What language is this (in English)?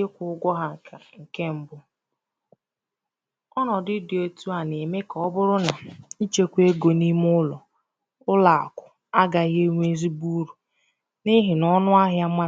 Igbo